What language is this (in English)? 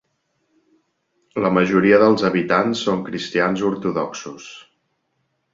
Catalan